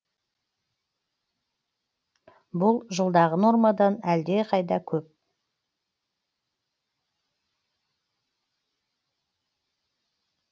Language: Kazakh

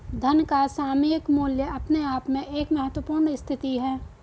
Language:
Hindi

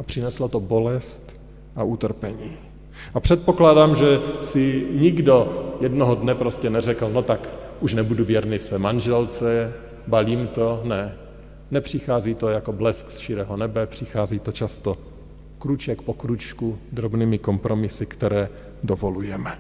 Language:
Czech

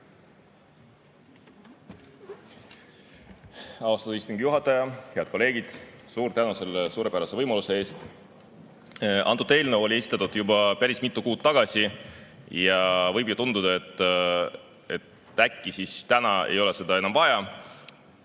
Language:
Estonian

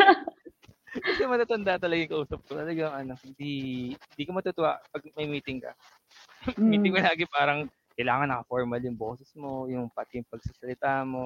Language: Filipino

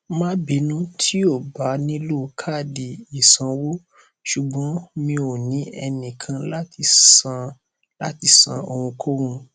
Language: Yoruba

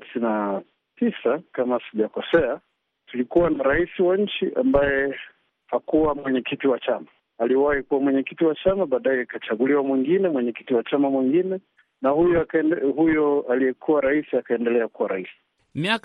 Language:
Swahili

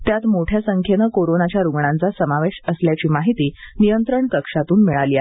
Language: Marathi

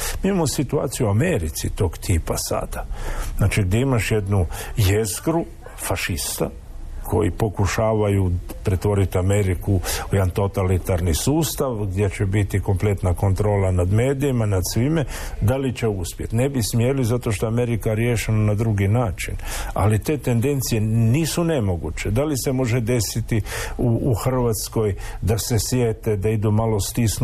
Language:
Croatian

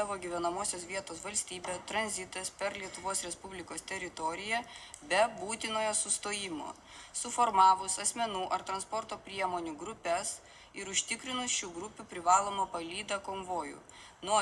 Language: Ukrainian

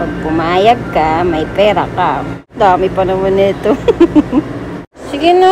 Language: Filipino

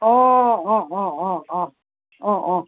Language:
Assamese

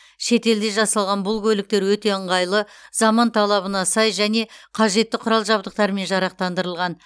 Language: Kazakh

